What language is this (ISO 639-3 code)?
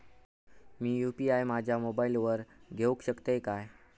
mar